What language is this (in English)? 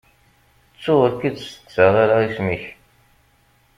Kabyle